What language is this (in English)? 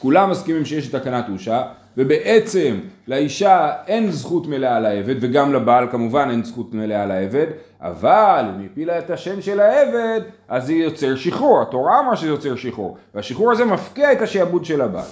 Hebrew